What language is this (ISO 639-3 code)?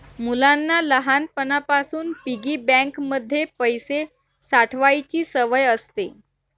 mar